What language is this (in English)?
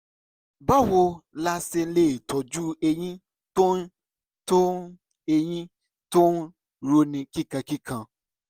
Yoruba